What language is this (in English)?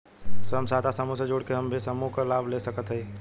Bhojpuri